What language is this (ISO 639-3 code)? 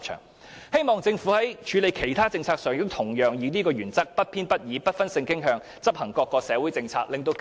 yue